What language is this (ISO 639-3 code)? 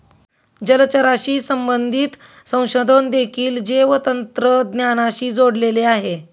mar